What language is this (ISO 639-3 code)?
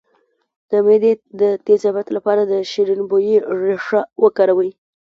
pus